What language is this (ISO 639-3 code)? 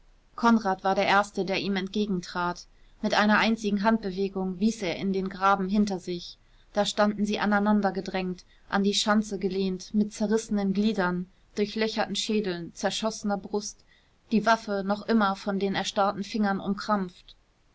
deu